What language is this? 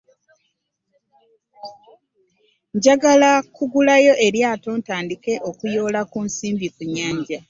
Ganda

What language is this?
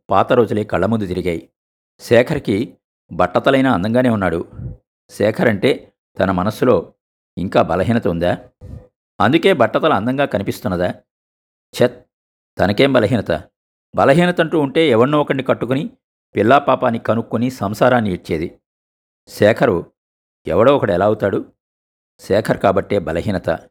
Telugu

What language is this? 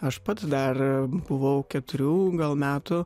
Lithuanian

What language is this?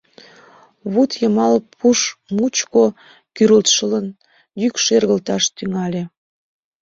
Mari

